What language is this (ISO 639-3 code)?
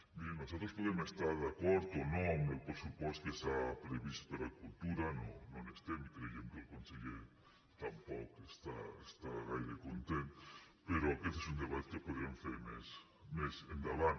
cat